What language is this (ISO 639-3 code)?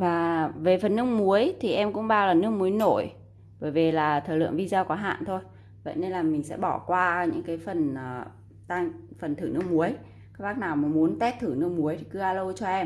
vie